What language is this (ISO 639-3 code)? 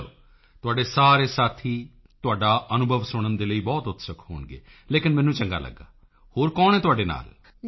pan